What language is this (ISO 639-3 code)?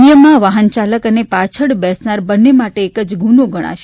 guj